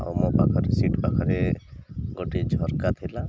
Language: Odia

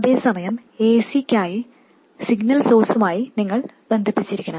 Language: Malayalam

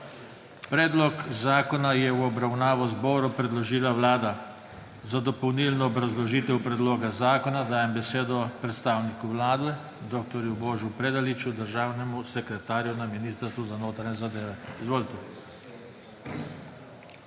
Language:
Slovenian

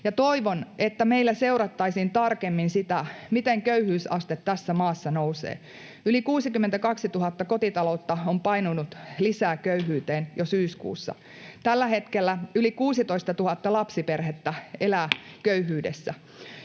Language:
Finnish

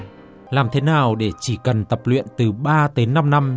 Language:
Vietnamese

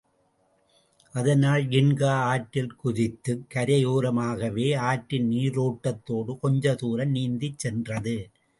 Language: Tamil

